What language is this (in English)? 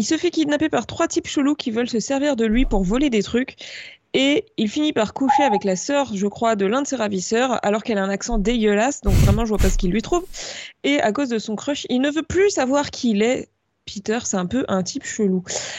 French